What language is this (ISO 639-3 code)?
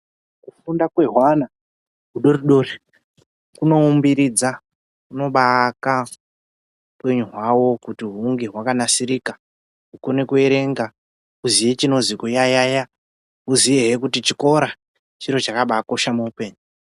ndc